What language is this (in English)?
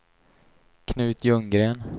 Swedish